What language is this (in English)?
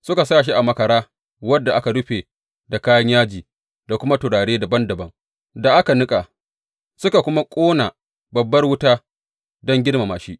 Hausa